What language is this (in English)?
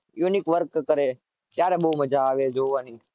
Gujarati